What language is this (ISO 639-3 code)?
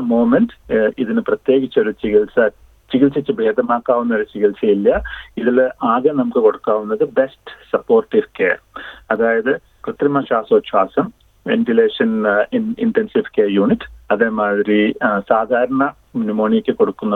mal